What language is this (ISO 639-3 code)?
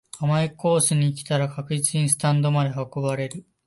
jpn